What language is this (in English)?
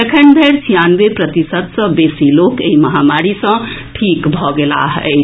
Maithili